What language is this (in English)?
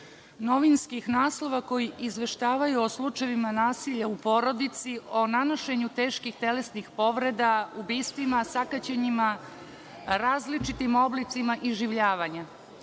Serbian